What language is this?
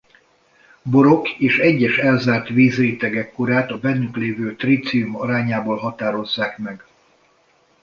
Hungarian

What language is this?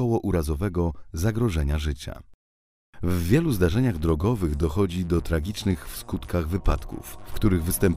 Polish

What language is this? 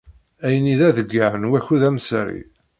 Kabyle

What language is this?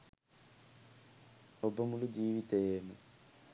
Sinhala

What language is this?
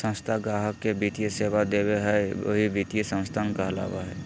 Magahi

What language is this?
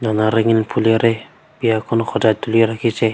Assamese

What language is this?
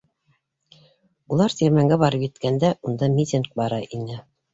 Bashkir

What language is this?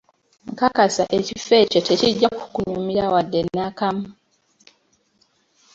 Ganda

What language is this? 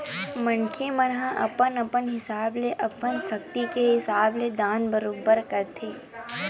Chhattisgarhi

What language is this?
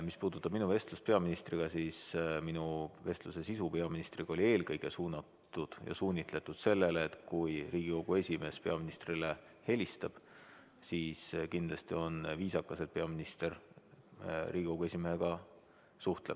Estonian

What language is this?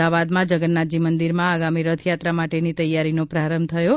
Gujarati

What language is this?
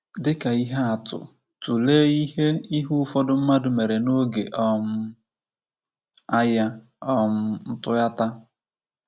Igbo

